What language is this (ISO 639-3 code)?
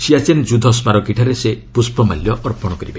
ori